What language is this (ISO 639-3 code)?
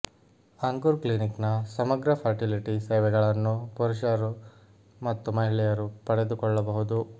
kan